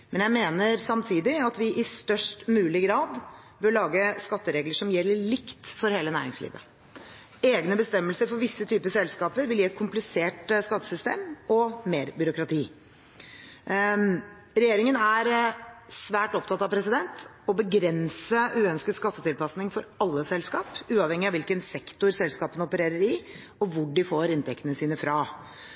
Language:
Norwegian Bokmål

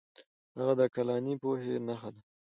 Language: Pashto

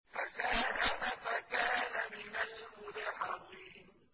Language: Arabic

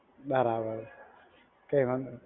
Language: Gujarati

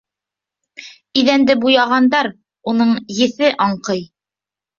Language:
Bashkir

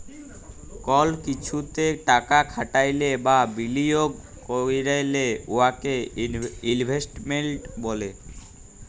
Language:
Bangla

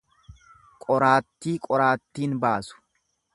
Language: Oromo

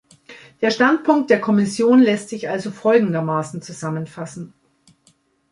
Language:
German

